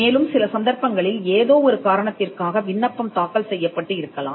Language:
Tamil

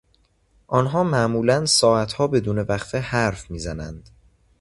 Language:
Persian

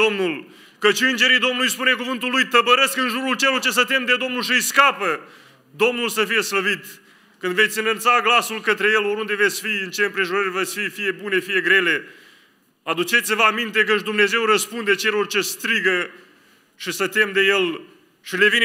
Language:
Romanian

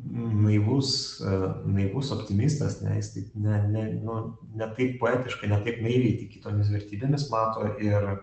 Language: Lithuanian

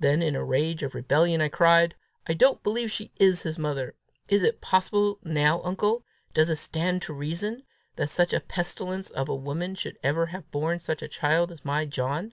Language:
English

